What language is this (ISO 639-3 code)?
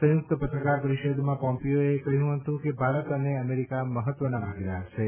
guj